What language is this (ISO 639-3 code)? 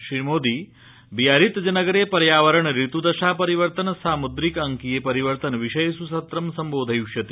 san